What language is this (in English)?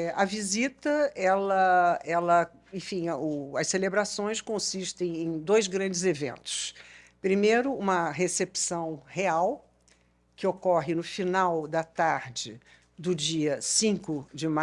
Portuguese